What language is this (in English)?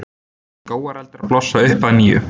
Icelandic